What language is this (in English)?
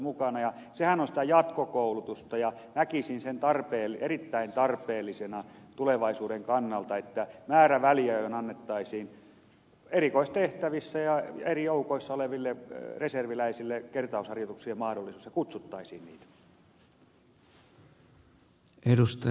Finnish